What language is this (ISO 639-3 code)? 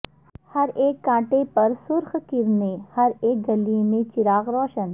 urd